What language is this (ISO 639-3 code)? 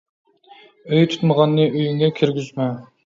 uig